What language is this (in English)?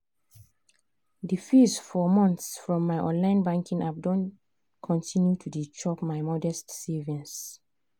Nigerian Pidgin